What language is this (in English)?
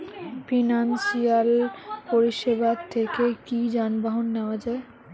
Bangla